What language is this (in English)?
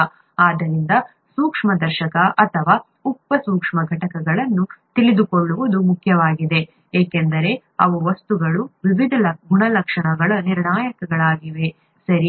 Kannada